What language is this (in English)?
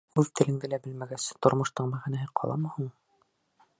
Bashkir